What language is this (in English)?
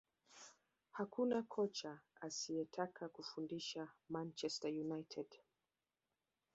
Swahili